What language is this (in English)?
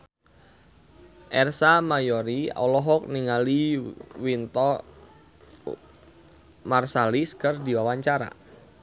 Sundanese